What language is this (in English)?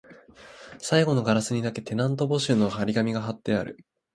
Japanese